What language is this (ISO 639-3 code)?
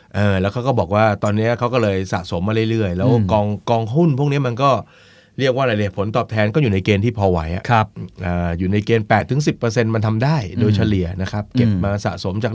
tha